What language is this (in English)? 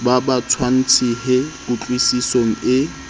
Southern Sotho